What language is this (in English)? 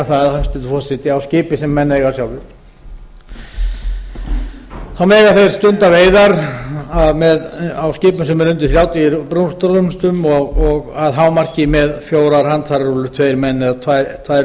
Icelandic